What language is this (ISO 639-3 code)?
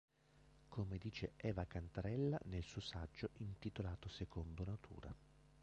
ita